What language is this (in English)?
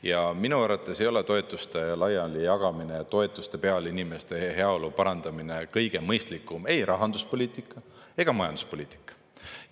Estonian